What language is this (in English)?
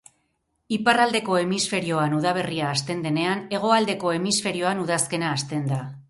Basque